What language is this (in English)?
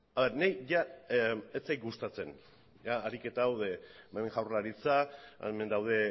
Basque